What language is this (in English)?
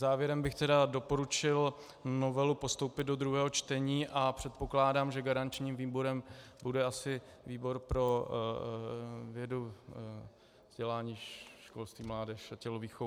Czech